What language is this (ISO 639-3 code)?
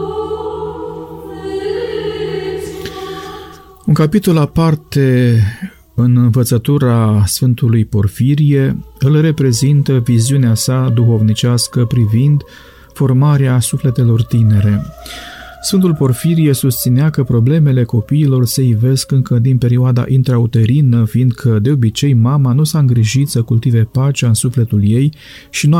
ron